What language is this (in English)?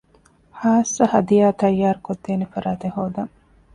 Divehi